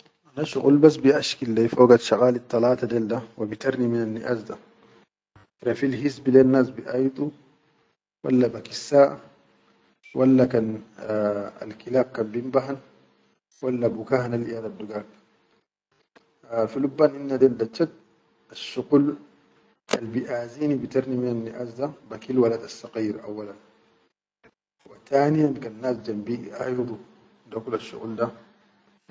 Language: Chadian Arabic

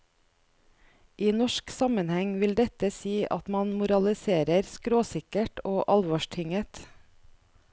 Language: Norwegian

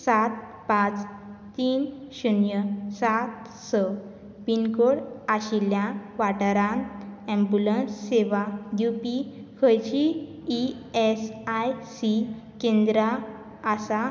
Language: Konkani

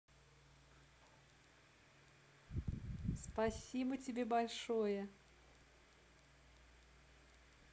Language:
Russian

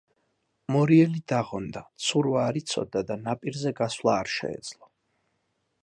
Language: Georgian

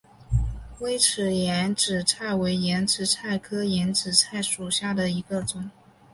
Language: Chinese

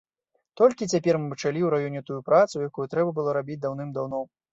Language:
Belarusian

